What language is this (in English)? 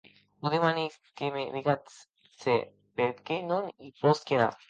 Occitan